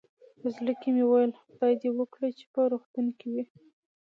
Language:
Pashto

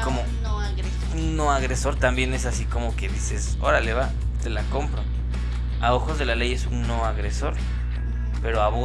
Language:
Spanish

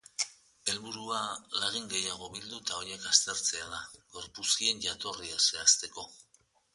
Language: Basque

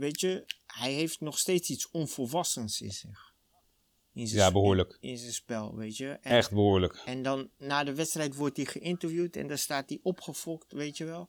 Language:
Dutch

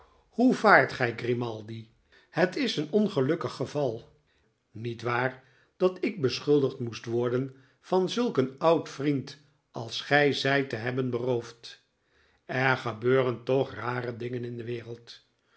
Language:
Dutch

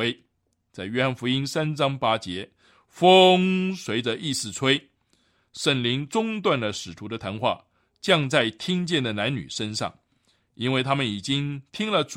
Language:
Chinese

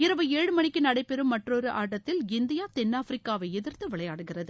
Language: Tamil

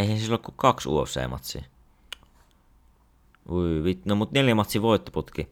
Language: Finnish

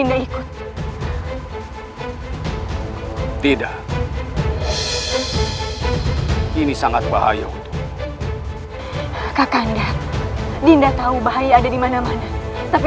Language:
Indonesian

